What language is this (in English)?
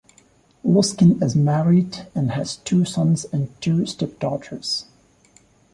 English